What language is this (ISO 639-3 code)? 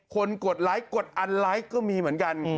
tha